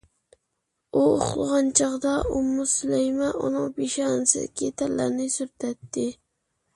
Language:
Uyghur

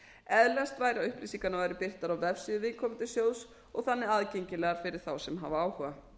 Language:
Icelandic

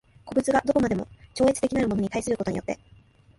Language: Japanese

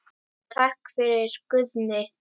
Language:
Icelandic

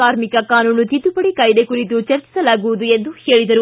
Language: Kannada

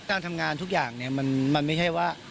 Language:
Thai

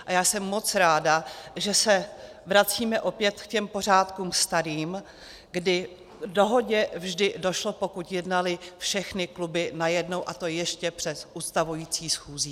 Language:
Czech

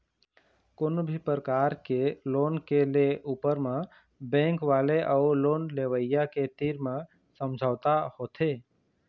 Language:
Chhattisgarhi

